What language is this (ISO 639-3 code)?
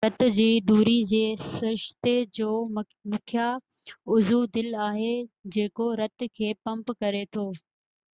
snd